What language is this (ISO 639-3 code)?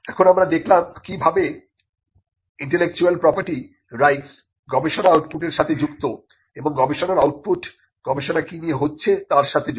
ben